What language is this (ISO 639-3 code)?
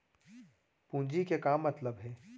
hne